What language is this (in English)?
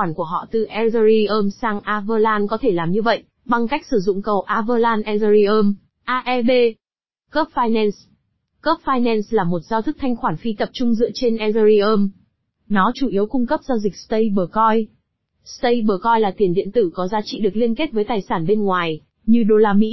Vietnamese